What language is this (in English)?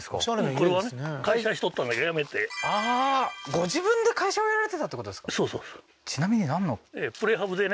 Japanese